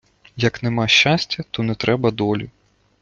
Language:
Ukrainian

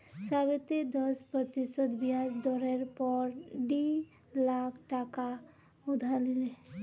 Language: Magahi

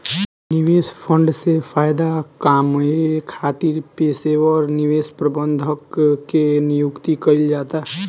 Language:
Bhojpuri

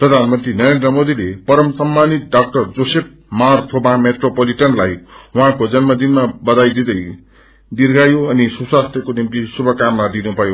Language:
Nepali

